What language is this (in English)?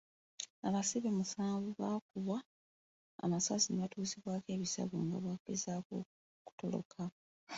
Ganda